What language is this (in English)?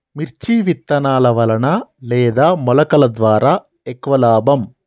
Telugu